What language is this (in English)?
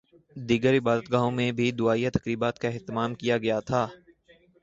Urdu